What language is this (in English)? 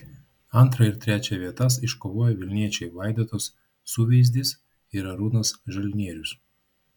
Lithuanian